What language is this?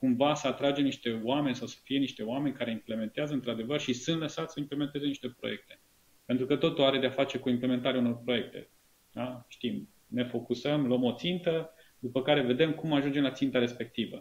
Romanian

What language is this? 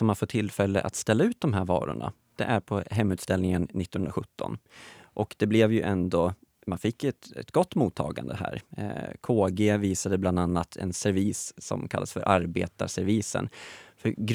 Swedish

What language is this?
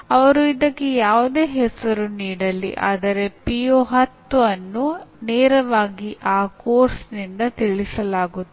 Kannada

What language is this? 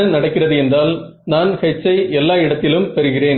Tamil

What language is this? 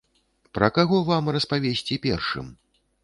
Belarusian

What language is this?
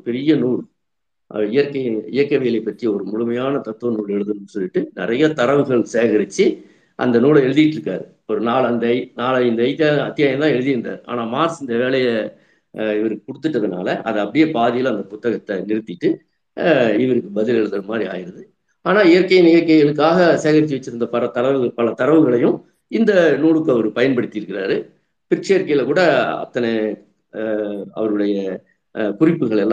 Tamil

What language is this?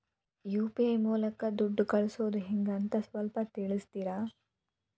Kannada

